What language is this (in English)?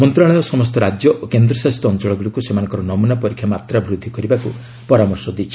Odia